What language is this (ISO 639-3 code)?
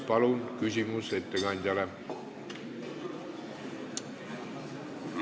est